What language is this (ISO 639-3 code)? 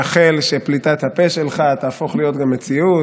heb